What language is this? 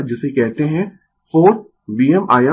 Hindi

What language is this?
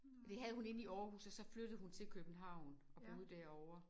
Danish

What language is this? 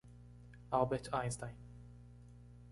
Portuguese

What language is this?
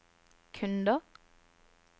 Norwegian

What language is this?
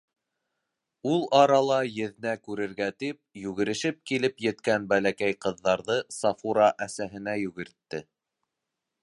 Bashkir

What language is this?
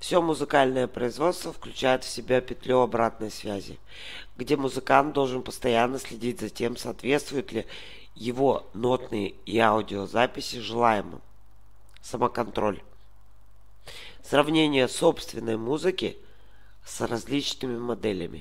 Russian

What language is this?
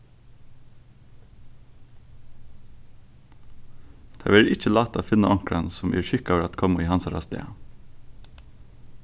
Faroese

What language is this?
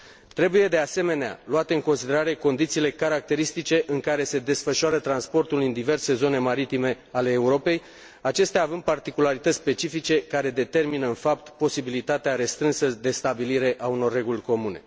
Romanian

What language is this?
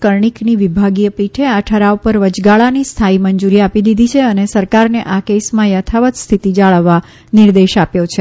Gujarati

